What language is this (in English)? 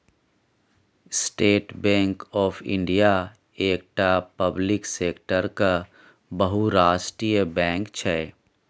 Maithili